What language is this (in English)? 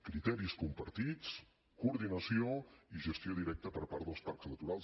Catalan